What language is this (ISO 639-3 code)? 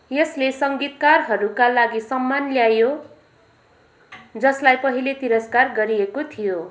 nep